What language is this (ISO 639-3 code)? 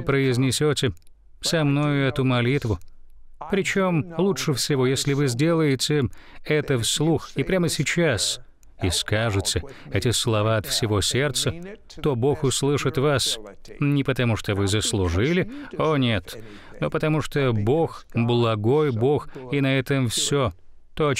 rus